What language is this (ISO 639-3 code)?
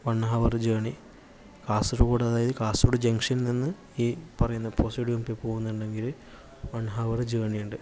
mal